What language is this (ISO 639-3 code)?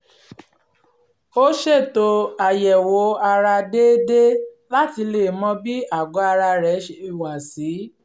yor